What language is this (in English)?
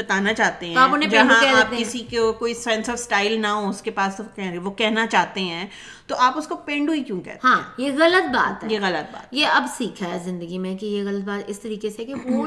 Urdu